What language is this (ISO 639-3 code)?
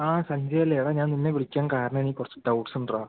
mal